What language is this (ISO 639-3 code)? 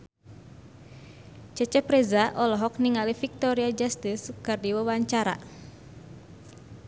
sun